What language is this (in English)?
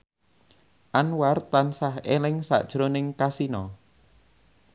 Javanese